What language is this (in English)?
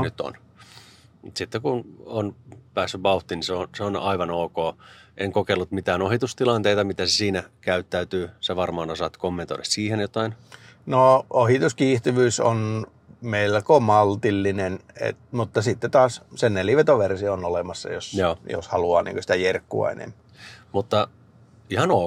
Finnish